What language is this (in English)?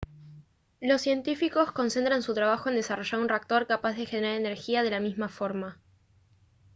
Spanish